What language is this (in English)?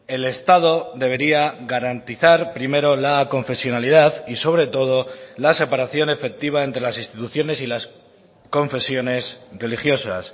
Spanish